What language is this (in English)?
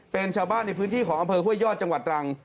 Thai